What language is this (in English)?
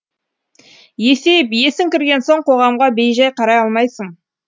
Kazakh